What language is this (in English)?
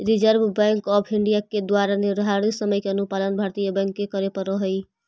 Magahi